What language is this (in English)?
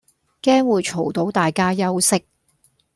Cantonese